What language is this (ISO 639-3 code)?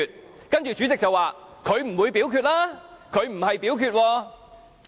yue